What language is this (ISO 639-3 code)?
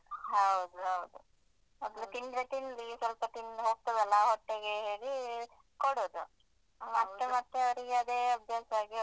kan